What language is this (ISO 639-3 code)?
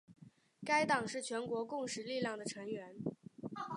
zho